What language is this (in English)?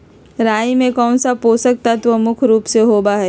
Magahi